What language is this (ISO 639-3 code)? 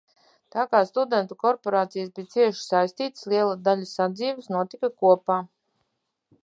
lav